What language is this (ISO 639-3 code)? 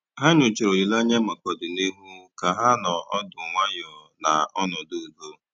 ibo